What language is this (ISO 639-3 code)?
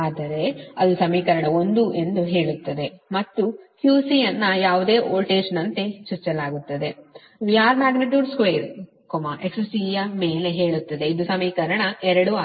kan